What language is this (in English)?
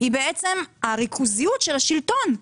Hebrew